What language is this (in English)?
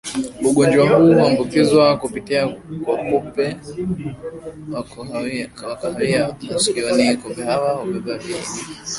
Swahili